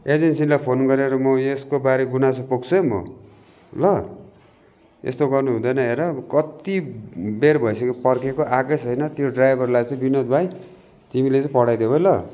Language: Nepali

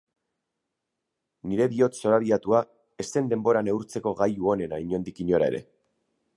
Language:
Basque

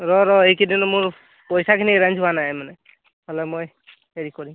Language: Assamese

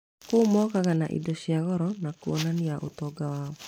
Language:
Kikuyu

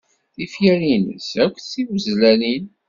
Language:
Kabyle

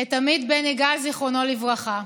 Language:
Hebrew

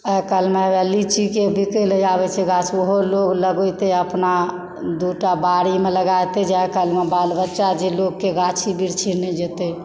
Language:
Maithili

